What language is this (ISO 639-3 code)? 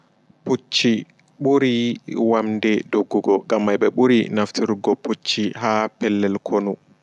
ful